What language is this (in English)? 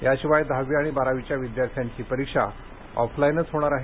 Marathi